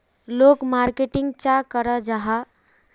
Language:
Magahi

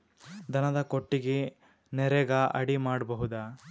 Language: Kannada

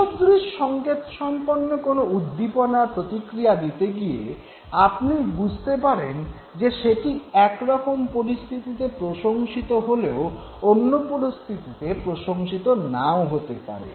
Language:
Bangla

